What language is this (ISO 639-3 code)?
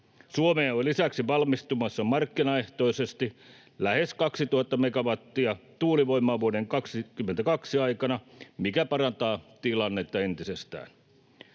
fin